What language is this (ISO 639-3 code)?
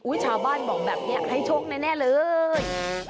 tha